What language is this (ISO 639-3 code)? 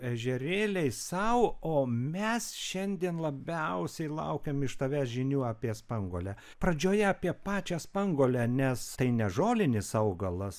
lit